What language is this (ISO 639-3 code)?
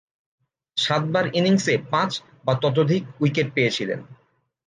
ben